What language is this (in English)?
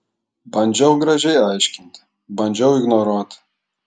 Lithuanian